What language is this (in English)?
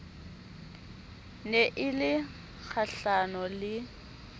Southern Sotho